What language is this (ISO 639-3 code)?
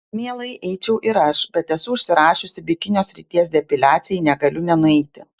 lit